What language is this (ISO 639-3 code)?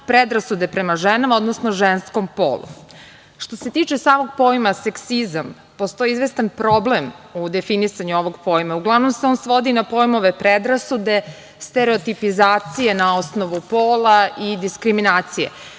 srp